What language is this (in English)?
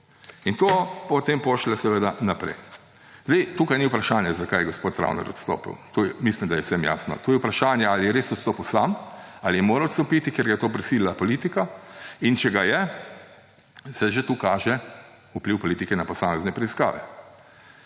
Slovenian